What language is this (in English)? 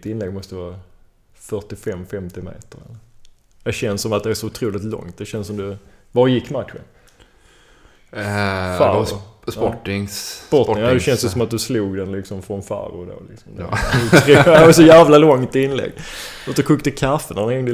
Swedish